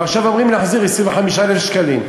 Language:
Hebrew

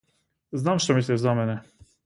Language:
Macedonian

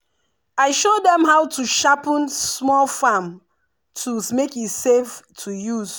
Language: Nigerian Pidgin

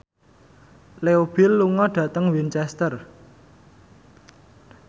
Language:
Javanese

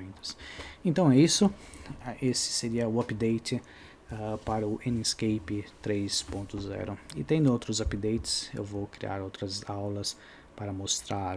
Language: Portuguese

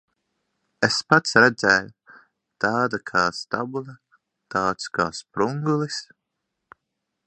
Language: Latvian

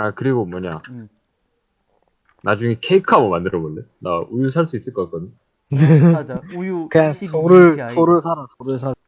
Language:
Korean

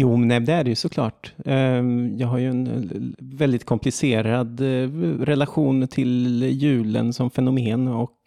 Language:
Swedish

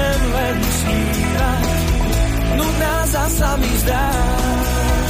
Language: Slovak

